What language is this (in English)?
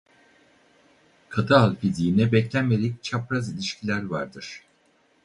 Turkish